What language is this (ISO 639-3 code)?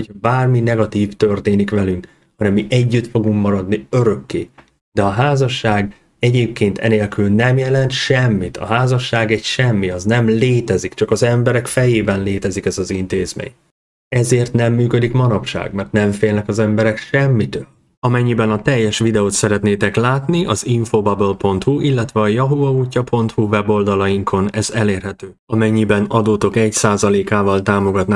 hun